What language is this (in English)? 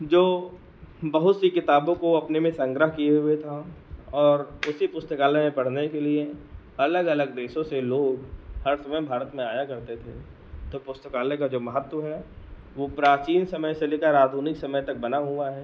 Hindi